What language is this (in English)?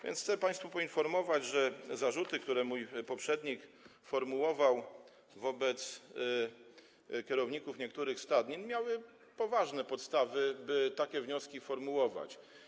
Polish